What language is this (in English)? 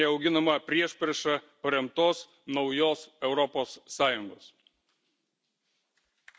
Lithuanian